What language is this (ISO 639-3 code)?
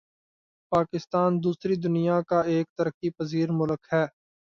urd